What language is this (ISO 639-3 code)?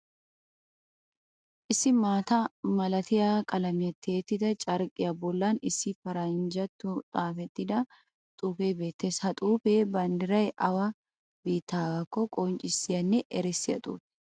wal